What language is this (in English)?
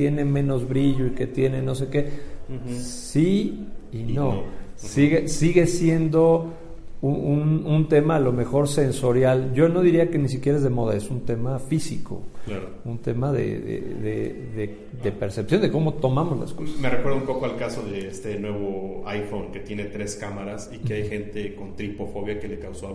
Spanish